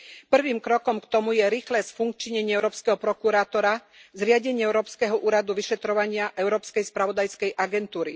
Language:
Slovak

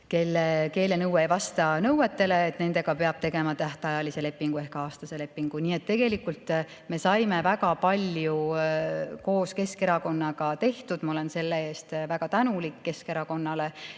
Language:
Estonian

